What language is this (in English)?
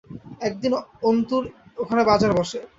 Bangla